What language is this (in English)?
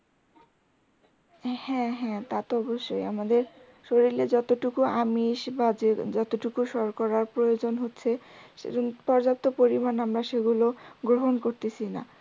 Bangla